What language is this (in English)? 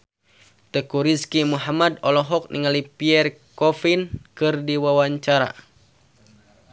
Sundanese